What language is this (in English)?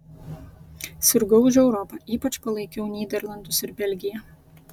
Lithuanian